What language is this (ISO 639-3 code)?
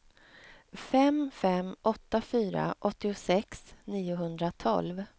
swe